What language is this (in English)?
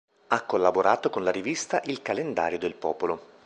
Italian